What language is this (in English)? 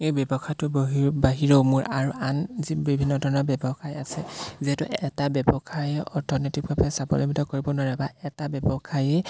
Assamese